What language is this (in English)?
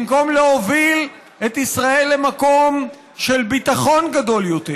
Hebrew